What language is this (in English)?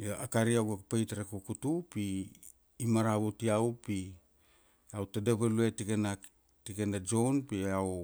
Kuanua